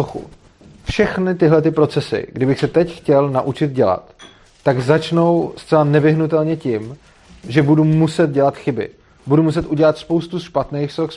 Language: Czech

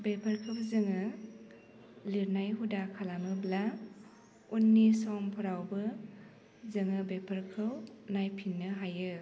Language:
Bodo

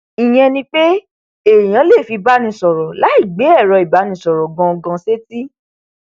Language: Yoruba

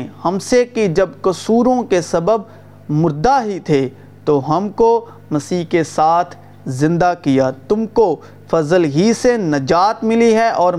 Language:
Urdu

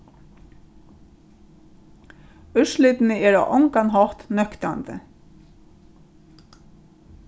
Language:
Faroese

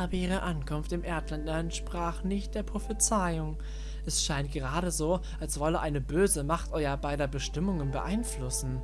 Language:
German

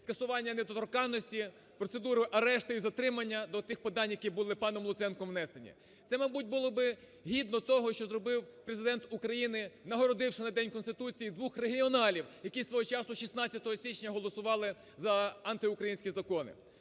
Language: Ukrainian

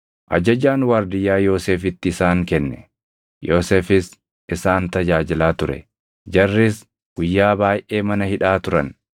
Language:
Oromo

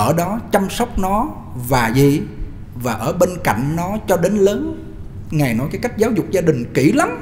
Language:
Vietnamese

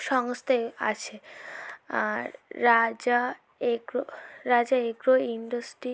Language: Bangla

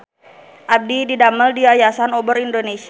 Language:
Sundanese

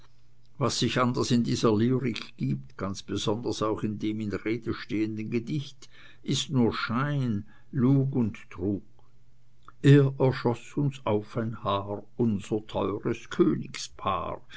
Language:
German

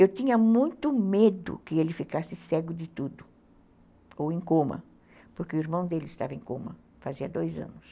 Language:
Portuguese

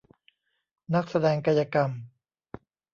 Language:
Thai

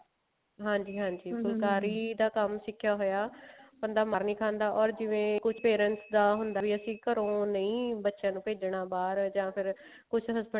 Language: Punjabi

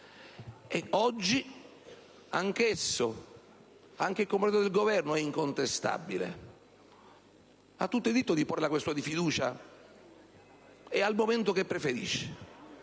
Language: Italian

